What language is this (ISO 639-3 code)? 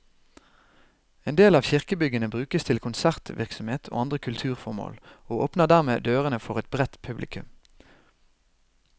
nor